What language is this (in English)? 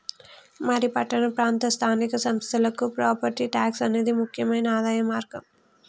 Telugu